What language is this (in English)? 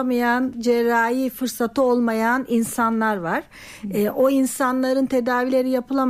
Turkish